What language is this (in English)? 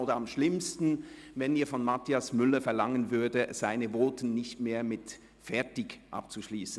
Swiss German